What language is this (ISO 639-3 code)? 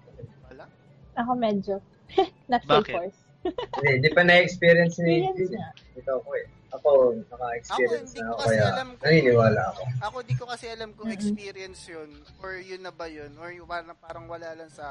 fil